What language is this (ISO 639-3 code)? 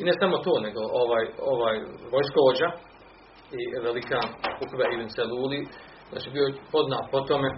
hrv